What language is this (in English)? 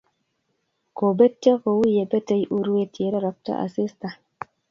Kalenjin